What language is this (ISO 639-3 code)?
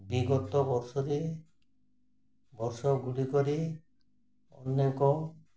ori